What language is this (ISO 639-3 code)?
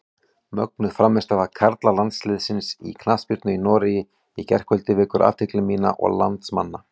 isl